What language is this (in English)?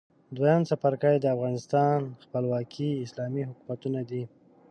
Pashto